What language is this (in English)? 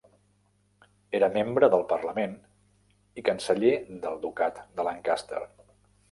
Catalan